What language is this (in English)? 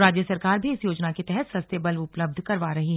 Hindi